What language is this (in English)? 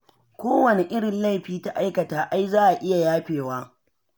Hausa